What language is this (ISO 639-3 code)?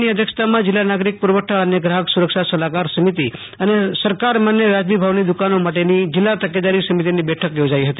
guj